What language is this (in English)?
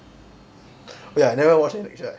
English